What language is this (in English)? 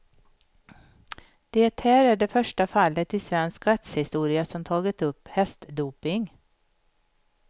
Swedish